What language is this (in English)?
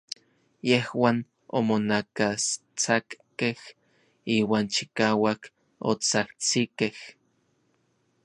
Orizaba Nahuatl